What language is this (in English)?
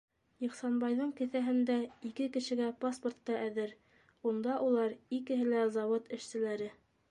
Bashkir